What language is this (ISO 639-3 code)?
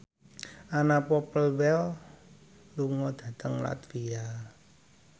jav